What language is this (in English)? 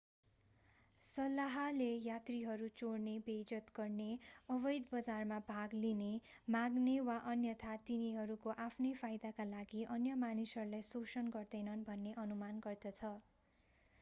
Nepali